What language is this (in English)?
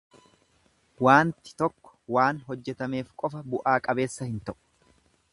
Oromo